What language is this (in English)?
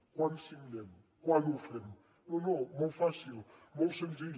Catalan